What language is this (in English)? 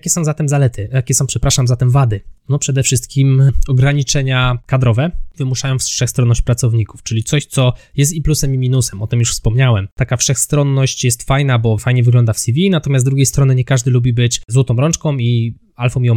Polish